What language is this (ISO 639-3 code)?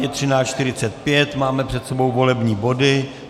ces